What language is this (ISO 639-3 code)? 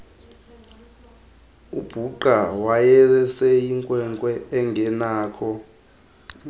xho